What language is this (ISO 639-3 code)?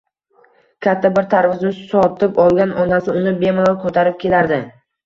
uzb